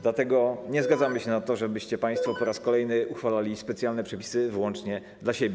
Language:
Polish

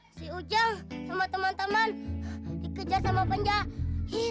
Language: Indonesian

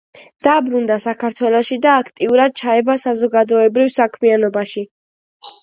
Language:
Georgian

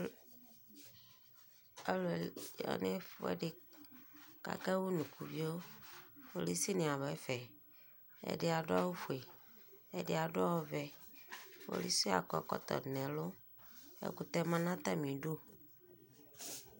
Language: Ikposo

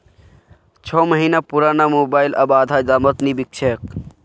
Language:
Magahi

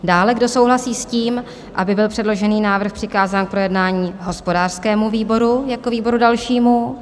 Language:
Czech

